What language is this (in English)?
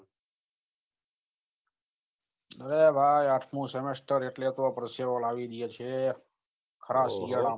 Gujarati